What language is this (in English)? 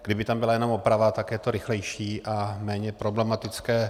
Czech